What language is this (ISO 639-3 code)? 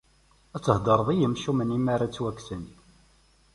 kab